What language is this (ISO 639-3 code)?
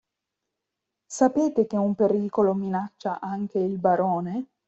ita